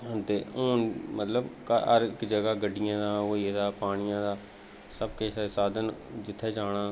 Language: Dogri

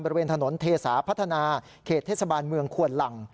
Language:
Thai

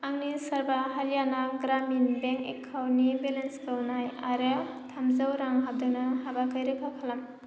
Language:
Bodo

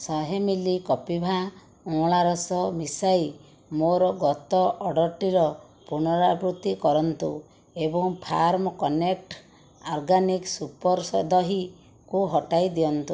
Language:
Odia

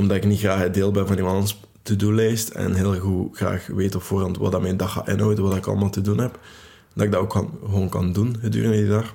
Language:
Dutch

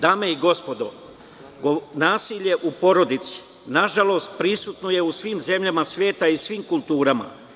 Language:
Serbian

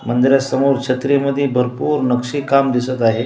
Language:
Marathi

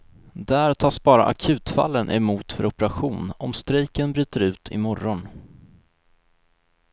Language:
Swedish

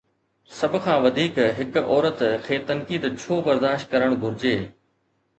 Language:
Sindhi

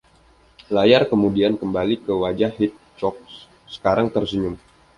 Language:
Indonesian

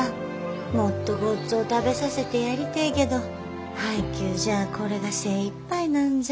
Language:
Japanese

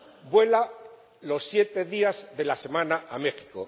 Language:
Spanish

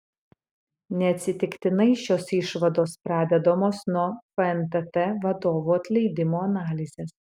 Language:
Lithuanian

